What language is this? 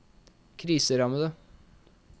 Norwegian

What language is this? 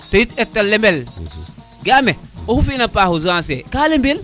Serer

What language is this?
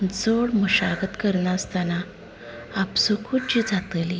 Konkani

